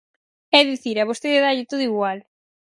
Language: Galician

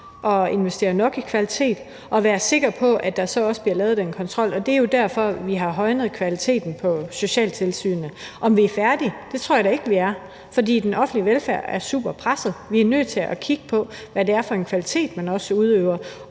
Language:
Danish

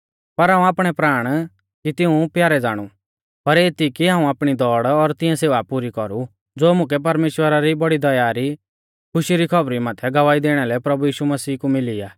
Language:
Mahasu Pahari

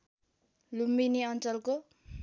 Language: Nepali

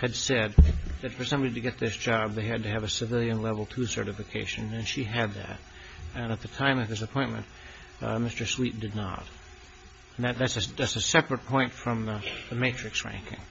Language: English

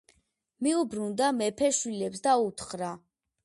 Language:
Georgian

